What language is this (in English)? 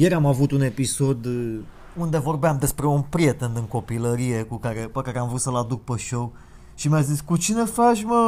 Romanian